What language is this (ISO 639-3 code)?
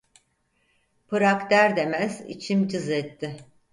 tur